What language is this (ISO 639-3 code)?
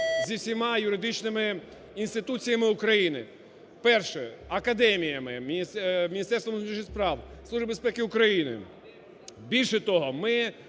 ukr